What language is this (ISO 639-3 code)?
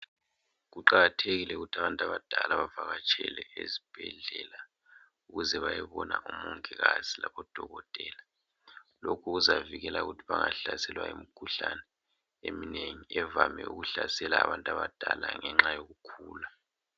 nde